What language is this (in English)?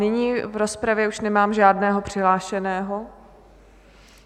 Czech